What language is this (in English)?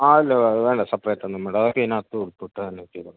Malayalam